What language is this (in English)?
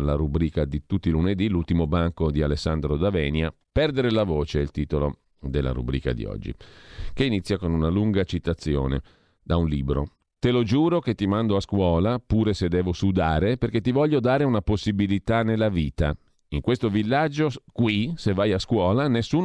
Italian